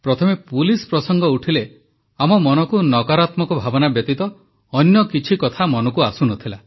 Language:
Odia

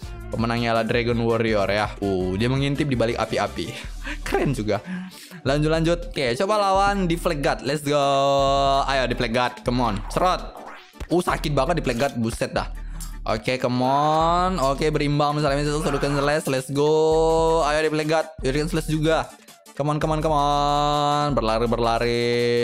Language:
Indonesian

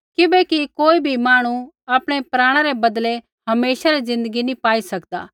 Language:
Kullu Pahari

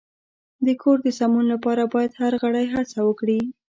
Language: Pashto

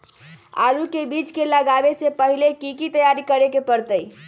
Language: Magahi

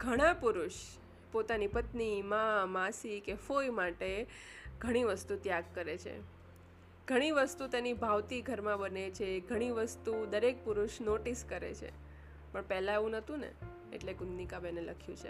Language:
Gujarati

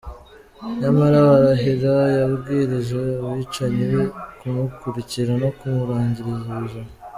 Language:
Kinyarwanda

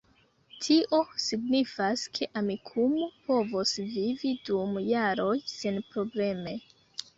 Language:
Esperanto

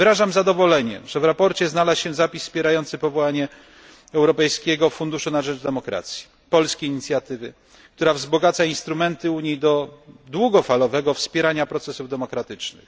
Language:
Polish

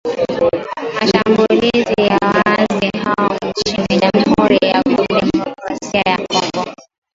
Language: Swahili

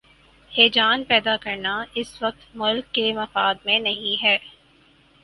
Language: Urdu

